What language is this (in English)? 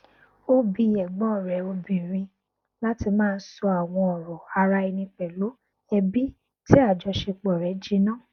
Yoruba